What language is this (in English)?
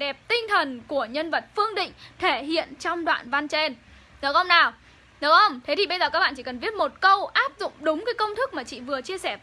Vietnamese